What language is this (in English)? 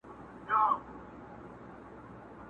Pashto